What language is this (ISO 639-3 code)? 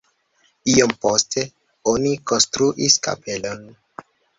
epo